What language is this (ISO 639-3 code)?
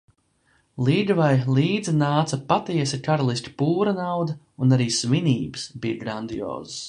lav